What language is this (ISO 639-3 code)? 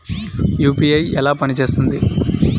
tel